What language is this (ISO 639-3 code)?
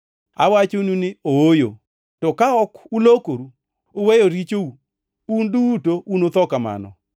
luo